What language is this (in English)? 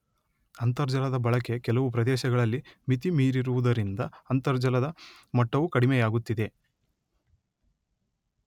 Kannada